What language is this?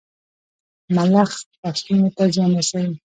Pashto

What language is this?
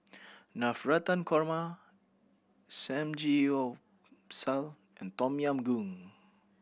English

